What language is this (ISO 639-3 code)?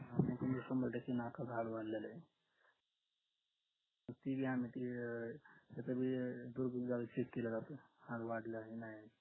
mar